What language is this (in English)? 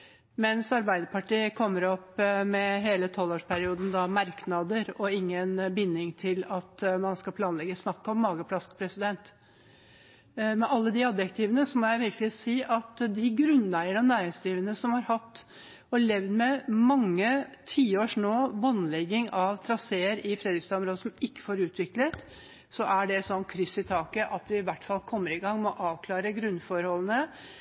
Norwegian Bokmål